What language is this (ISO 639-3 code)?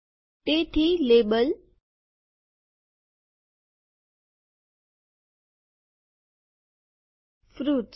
guj